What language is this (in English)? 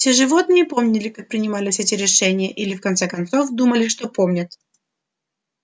Russian